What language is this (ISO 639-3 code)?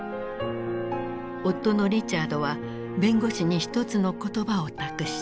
jpn